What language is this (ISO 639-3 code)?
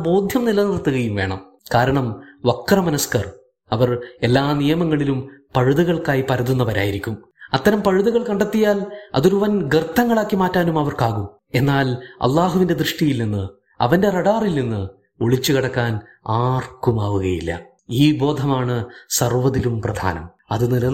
mal